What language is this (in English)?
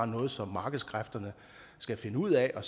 Danish